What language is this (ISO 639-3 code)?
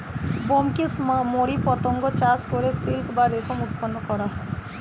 ben